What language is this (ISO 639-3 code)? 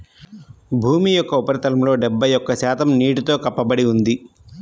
tel